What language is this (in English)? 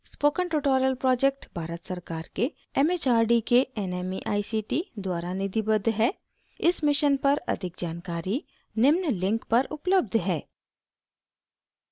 Hindi